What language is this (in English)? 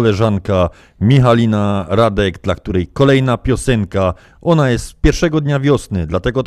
Polish